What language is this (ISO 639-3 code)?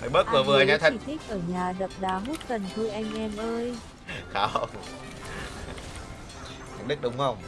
vie